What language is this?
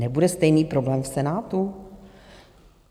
Czech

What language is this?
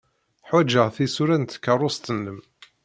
Kabyle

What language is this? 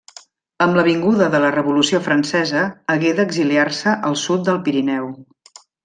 Catalan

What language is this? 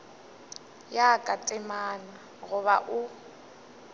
Northern Sotho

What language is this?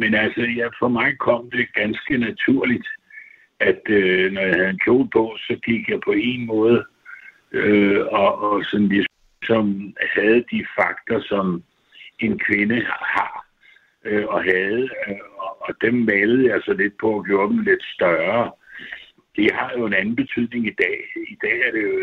Danish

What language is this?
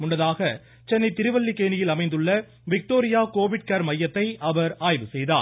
Tamil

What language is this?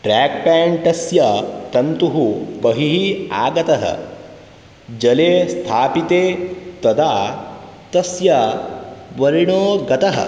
Sanskrit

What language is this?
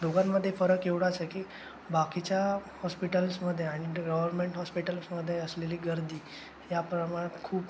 Marathi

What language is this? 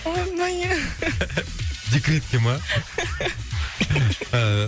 Kazakh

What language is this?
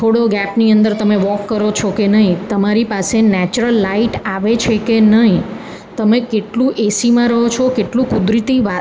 Gujarati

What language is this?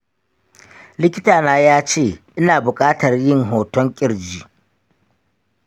Hausa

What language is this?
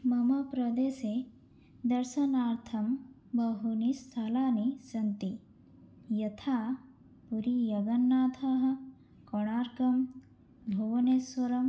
Sanskrit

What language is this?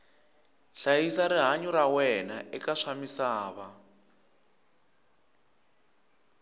Tsonga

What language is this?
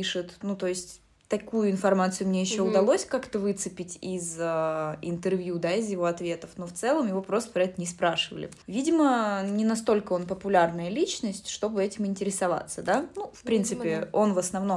Russian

